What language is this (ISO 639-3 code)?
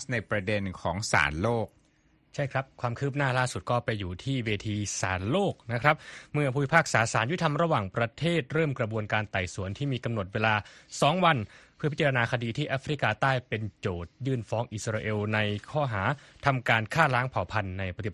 tha